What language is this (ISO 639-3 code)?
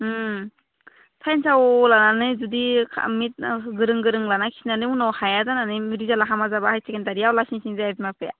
brx